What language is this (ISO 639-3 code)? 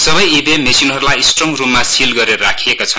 nep